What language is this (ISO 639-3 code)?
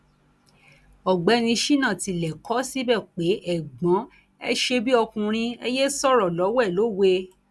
yor